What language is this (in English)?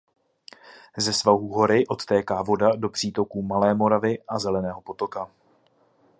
Czech